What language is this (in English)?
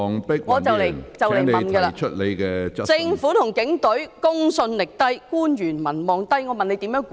Cantonese